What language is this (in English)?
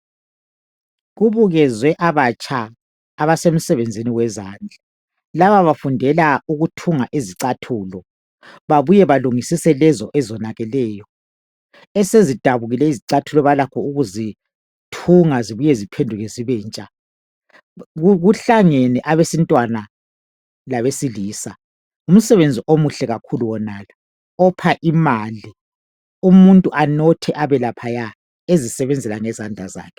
North Ndebele